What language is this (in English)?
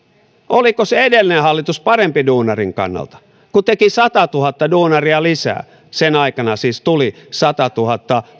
Finnish